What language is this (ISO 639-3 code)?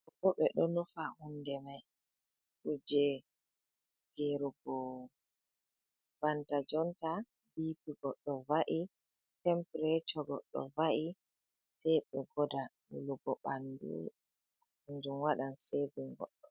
ful